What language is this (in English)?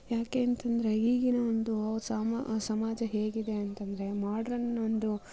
Kannada